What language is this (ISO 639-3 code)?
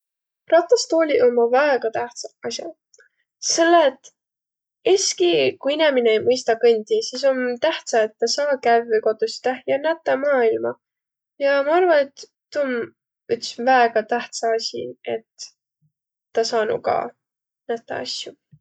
vro